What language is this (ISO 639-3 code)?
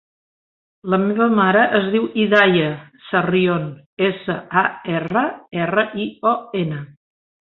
cat